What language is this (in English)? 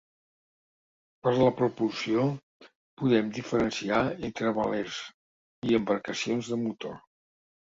Catalan